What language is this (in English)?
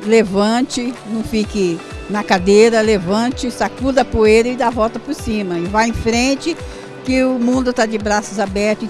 Portuguese